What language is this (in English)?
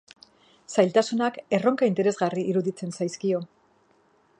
Basque